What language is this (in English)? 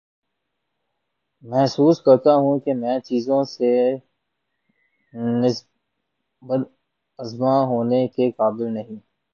Urdu